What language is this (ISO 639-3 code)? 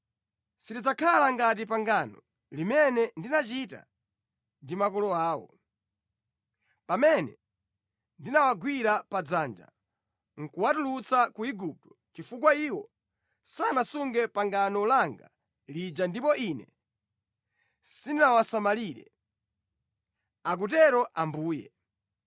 nya